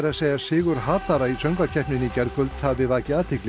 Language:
Icelandic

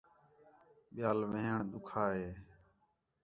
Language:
Khetrani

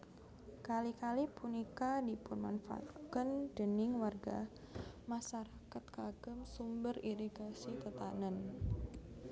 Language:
Javanese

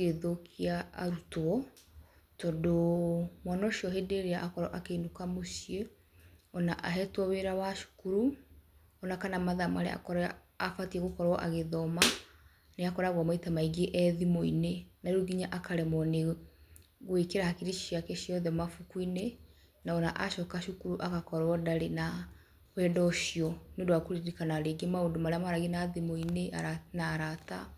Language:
Kikuyu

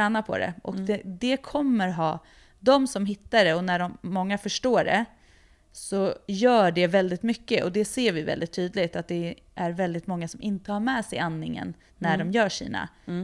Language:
Swedish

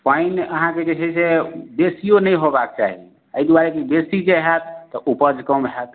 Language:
Maithili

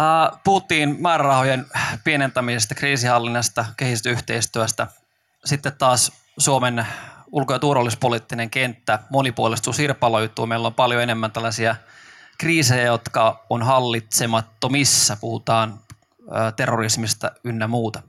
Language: Finnish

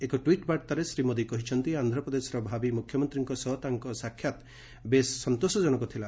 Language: Odia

